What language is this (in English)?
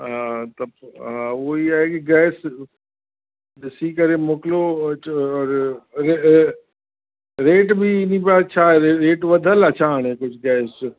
Sindhi